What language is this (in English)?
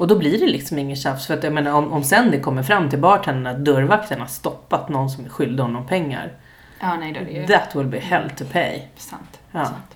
Swedish